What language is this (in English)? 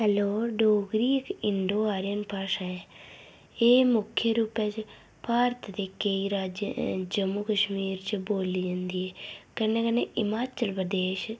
Dogri